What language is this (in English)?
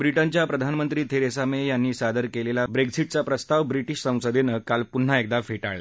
Marathi